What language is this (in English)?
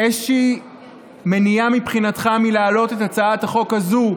Hebrew